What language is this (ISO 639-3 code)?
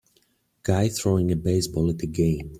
eng